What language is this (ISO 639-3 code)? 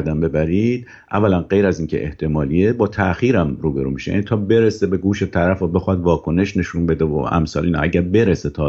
fas